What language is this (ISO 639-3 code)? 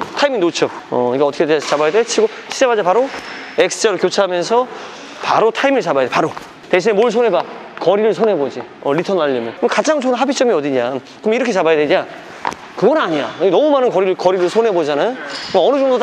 kor